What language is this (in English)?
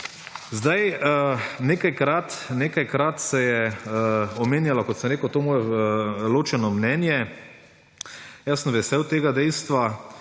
Slovenian